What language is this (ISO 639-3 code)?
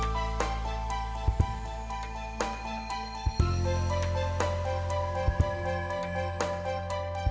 ind